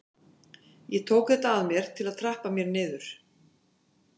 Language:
Icelandic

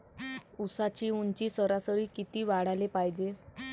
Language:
Marathi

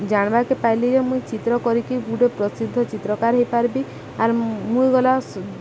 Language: Odia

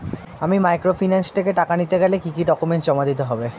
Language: Bangla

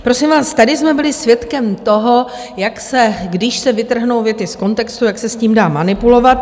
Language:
Czech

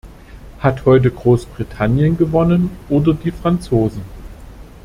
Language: German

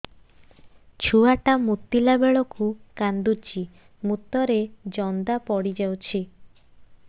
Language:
Odia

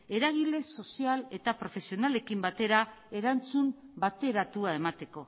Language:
Basque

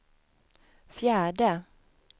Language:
Swedish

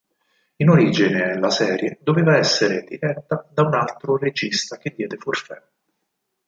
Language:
Italian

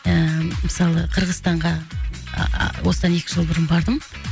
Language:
Kazakh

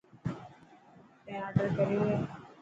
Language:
Dhatki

